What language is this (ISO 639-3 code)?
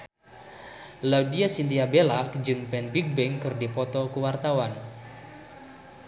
sun